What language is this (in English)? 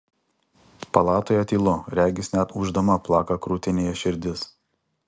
Lithuanian